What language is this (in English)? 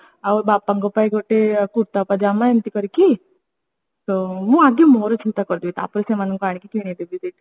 Odia